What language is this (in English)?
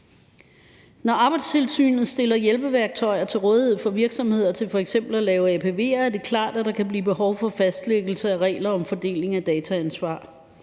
Danish